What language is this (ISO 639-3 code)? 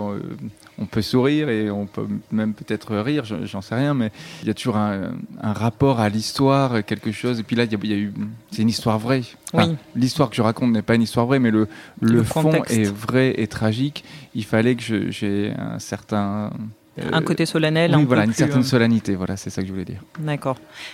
fra